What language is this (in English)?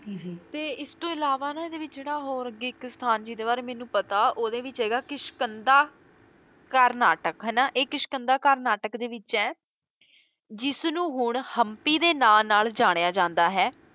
Punjabi